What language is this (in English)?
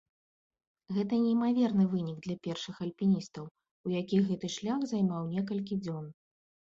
Belarusian